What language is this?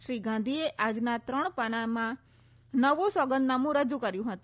Gujarati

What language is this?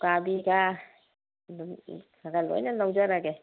Manipuri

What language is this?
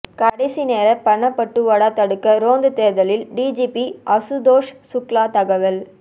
Tamil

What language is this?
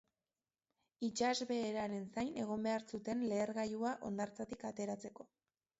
Basque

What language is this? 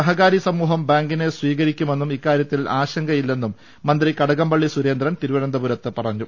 Malayalam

